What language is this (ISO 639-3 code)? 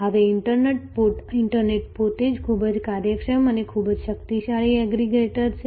guj